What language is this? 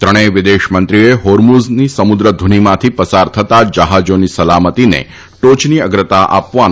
Gujarati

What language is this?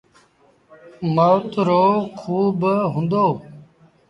Sindhi Bhil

